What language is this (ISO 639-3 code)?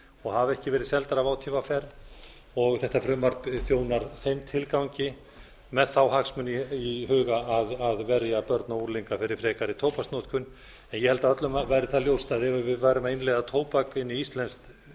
isl